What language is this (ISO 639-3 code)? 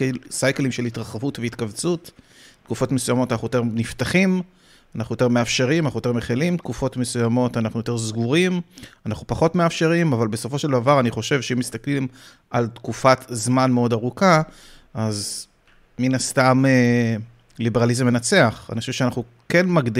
heb